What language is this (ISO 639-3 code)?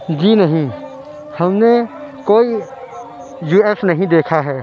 urd